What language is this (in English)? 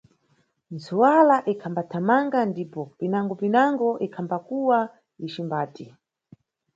Nyungwe